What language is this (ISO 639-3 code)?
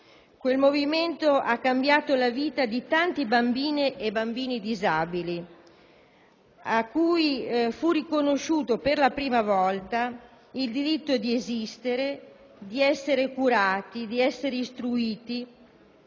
ita